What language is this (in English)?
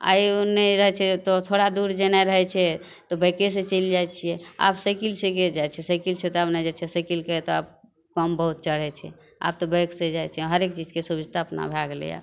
Maithili